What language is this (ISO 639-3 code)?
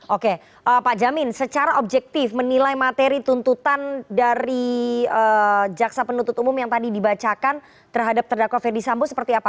ind